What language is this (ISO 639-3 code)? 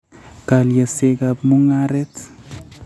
kln